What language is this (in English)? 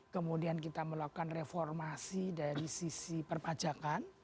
Indonesian